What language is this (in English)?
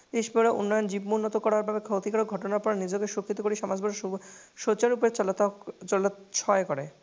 Assamese